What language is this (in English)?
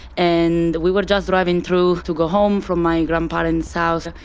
English